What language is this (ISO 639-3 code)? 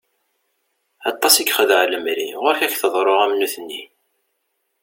kab